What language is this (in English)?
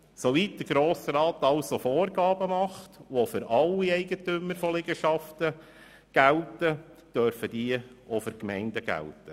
Swiss German